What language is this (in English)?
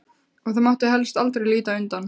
Icelandic